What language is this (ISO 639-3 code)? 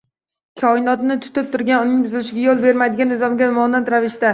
uzb